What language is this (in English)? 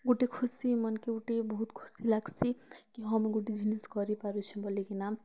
Odia